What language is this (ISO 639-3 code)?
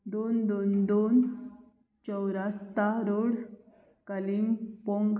kok